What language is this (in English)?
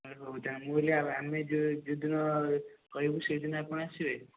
Odia